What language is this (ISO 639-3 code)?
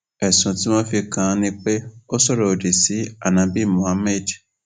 yor